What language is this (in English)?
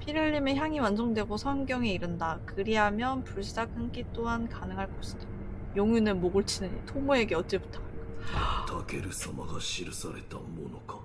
Korean